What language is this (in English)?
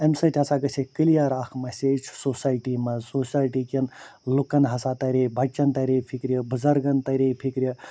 Kashmiri